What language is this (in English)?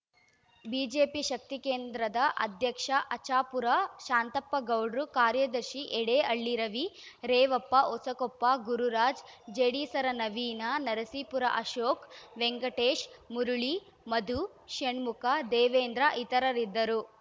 Kannada